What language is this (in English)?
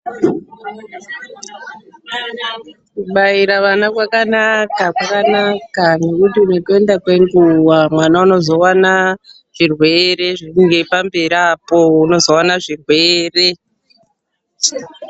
Ndau